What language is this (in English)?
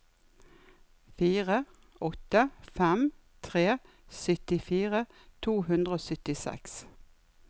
Norwegian